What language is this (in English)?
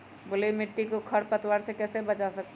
Magahi